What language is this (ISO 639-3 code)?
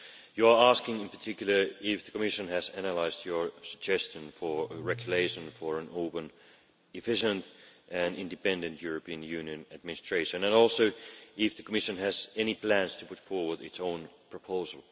eng